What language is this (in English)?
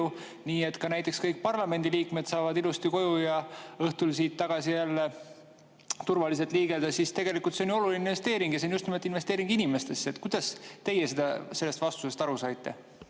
Estonian